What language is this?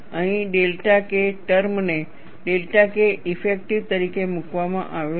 Gujarati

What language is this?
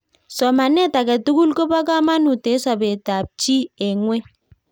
Kalenjin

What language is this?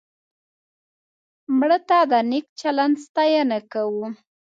Pashto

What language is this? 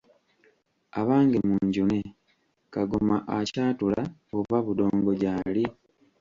Ganda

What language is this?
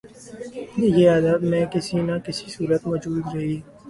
Urdu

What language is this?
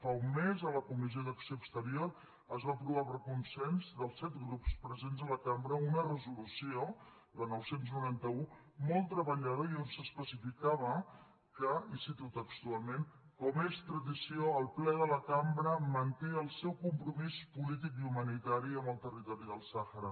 Catalan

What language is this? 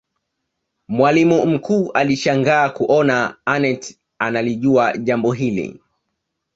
Swahili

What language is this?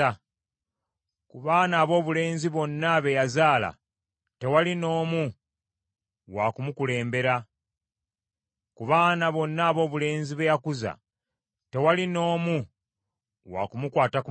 Ganda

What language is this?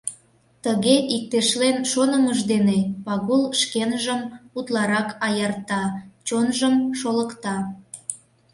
Mari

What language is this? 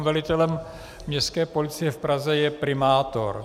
Czech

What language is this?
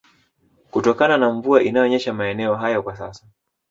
Swahili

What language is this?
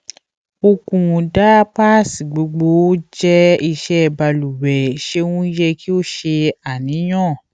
Yoruba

